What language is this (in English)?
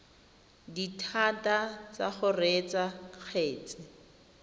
Tswana